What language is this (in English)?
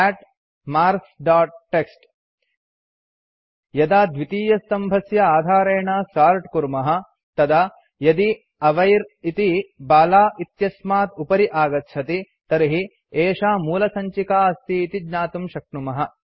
Sanskrit